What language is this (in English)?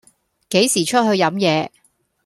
Cantonese